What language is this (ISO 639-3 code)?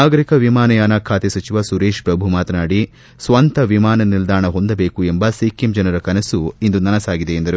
kan